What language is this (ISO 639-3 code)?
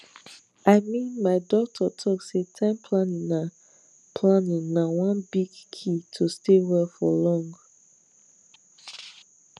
pcm